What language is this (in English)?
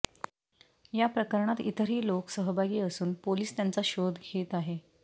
Marathi